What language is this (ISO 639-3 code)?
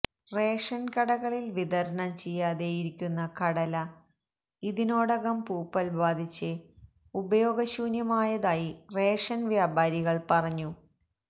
mal